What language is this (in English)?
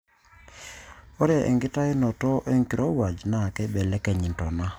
Masai